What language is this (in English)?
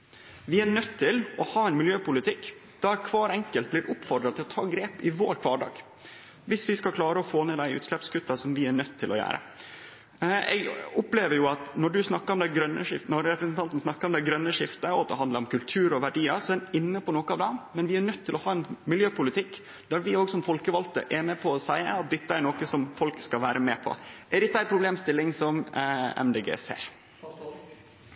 Norwegian Nynorsk